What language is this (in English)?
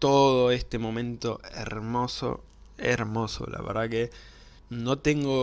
Spanish